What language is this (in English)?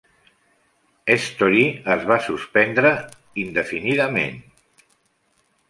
Catalan